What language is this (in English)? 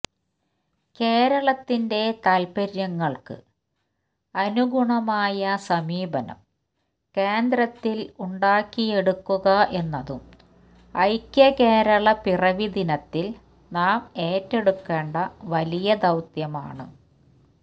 Malayalam